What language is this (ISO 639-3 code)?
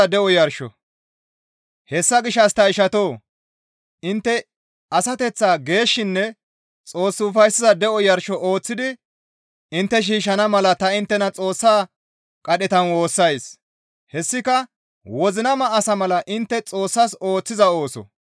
gmv